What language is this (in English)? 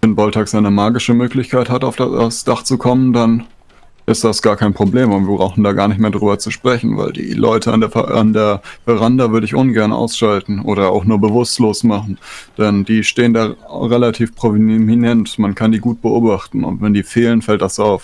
German